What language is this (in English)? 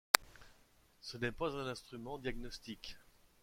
French